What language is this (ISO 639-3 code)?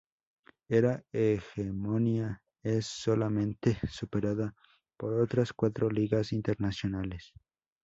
spa